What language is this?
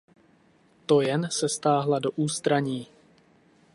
Czech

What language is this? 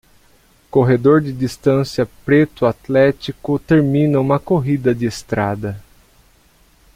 Portuguese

